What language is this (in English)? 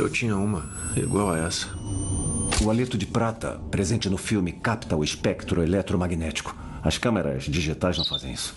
Portuguese